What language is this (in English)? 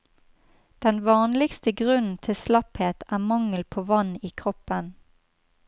Norwegian